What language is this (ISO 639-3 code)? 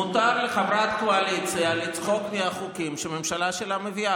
heb